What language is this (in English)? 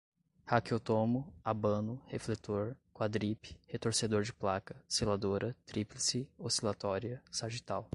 Portuguese